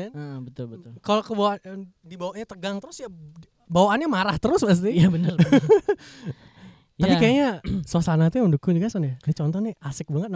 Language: Indonesian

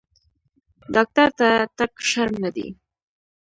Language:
Pashto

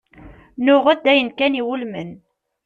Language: Kabyle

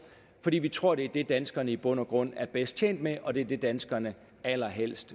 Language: Danish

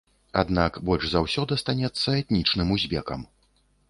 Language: Belarusian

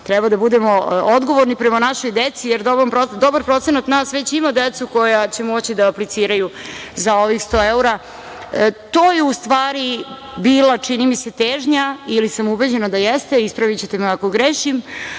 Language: Serbian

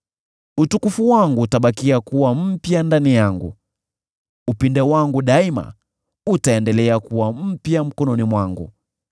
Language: Swahili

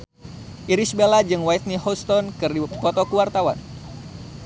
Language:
Sundanese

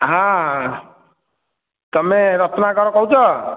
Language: Odia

